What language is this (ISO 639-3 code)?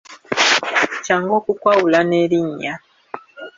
lug